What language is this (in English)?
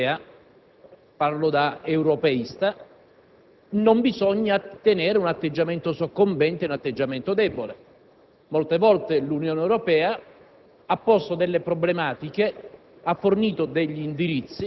Italian